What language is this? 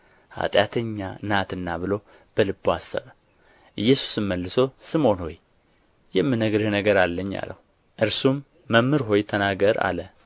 Amharic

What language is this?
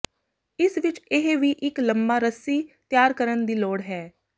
Punjabi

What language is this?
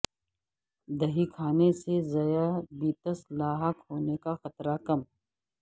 Urdu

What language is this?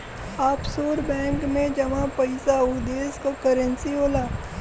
Bhojpuri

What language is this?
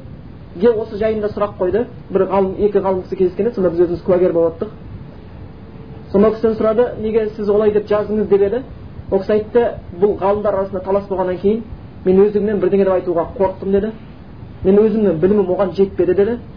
Bulgarian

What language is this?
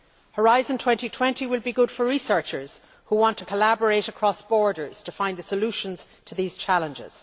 English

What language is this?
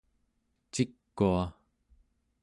Central Yupik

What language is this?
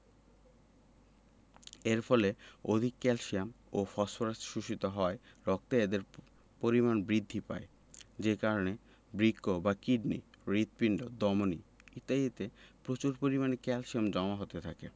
Bangla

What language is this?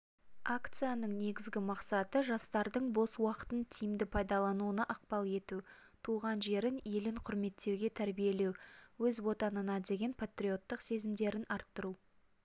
Kazakh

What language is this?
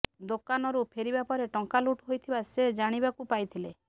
Odia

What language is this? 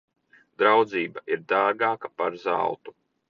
Latvian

